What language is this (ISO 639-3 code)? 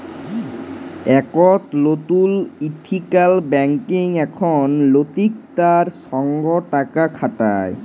ben